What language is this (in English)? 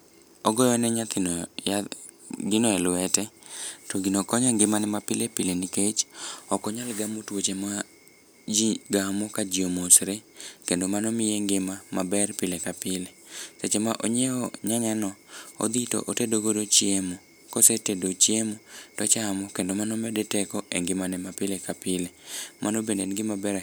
Luo (Kenya and Tanzania)